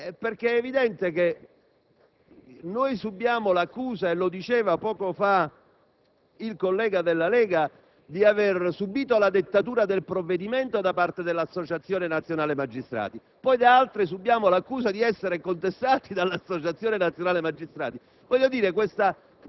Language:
Italian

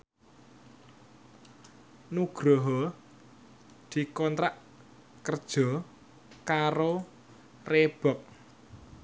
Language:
Javanese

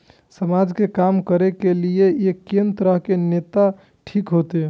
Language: Maithili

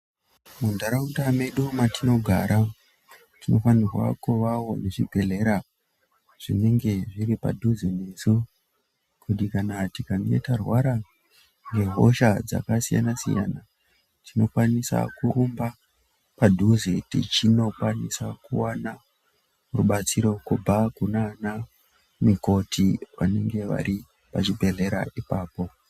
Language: Ndau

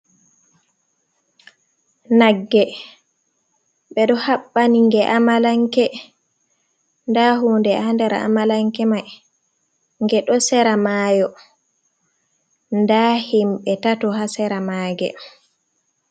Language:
Fula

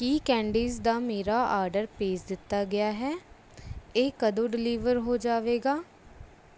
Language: Punjabi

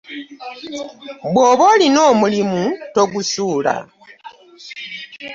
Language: Ganda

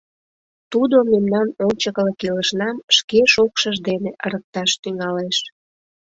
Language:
Mari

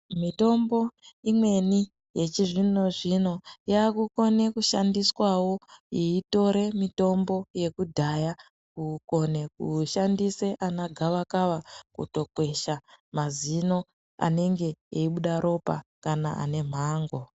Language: Ndau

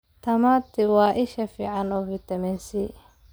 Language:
Somali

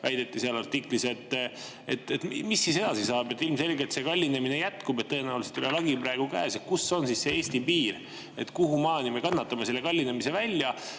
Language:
Estonian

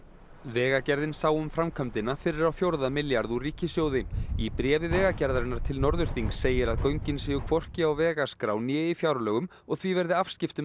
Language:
Icelandic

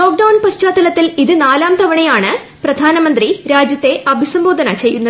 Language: Malayalam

